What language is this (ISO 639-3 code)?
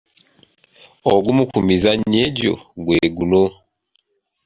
lug